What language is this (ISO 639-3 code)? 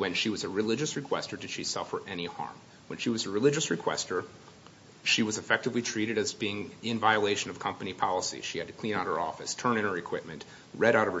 eng